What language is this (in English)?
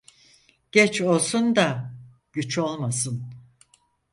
Turkish